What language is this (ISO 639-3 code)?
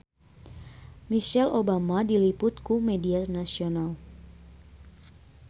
sun